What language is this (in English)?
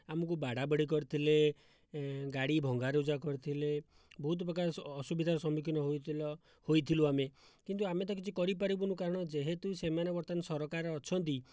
Odia